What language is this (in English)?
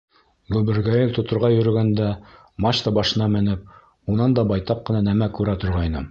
Bashkir